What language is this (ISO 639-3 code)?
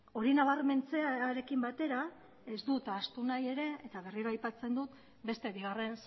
eus